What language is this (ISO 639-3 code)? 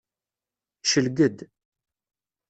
kab